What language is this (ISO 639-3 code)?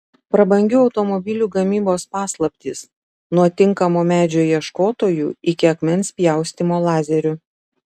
lit